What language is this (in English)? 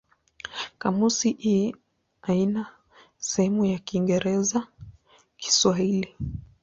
Swahili